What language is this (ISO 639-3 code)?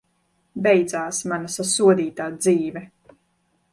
lav